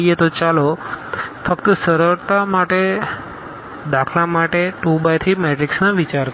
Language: Gujarati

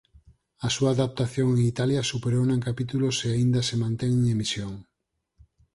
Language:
Galician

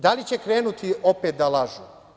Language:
Serbian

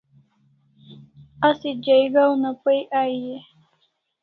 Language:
Kalasha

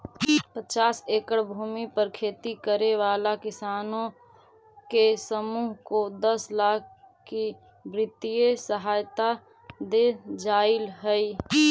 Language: Magahi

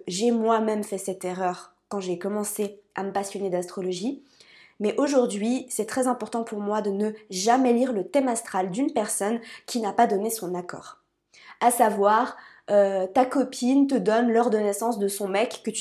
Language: French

